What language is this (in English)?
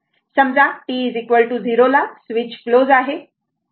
Marathi